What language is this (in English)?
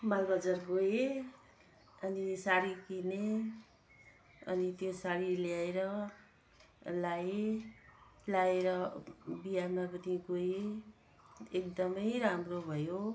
Nepali